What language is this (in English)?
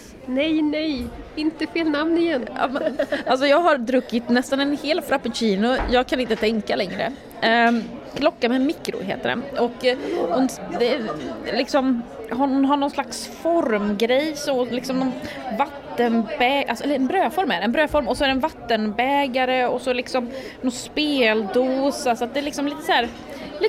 Swedish